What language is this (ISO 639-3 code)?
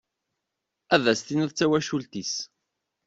kab